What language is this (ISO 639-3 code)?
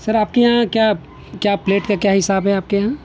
urd